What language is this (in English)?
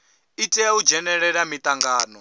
Venda